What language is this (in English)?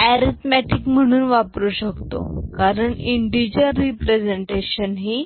Marathi